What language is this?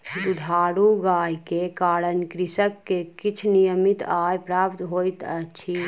Maithili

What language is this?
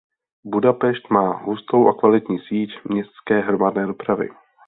Czech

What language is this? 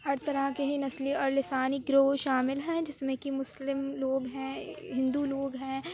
Urdu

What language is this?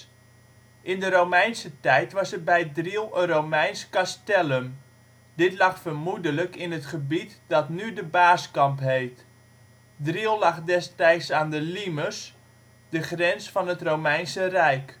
Dutch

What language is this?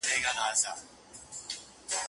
Pashto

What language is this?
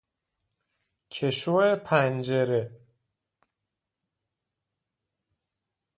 Persian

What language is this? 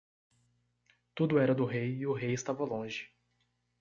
Portuguese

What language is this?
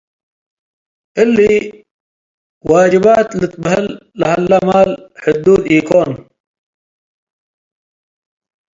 Tigre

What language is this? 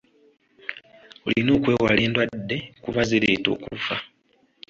Ganda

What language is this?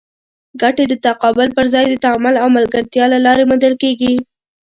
Pashto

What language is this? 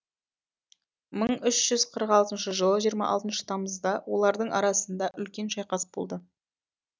Kazakh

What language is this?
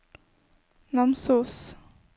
Norwegian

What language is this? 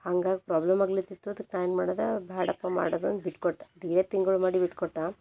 Kannada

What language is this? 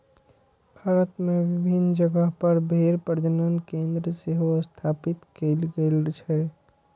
Maithili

